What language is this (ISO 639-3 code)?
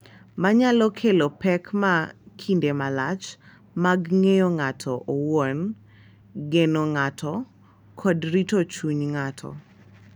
luo